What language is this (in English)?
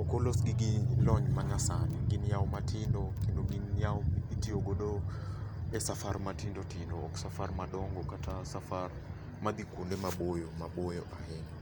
Luo (Kenya and Tanzania)